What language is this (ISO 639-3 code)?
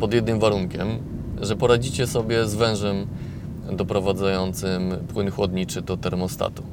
pol